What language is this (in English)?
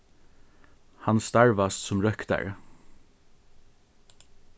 Faroese